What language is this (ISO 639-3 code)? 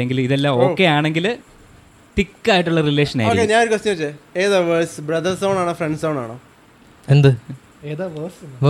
mal